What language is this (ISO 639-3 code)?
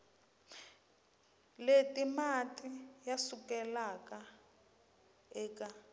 tso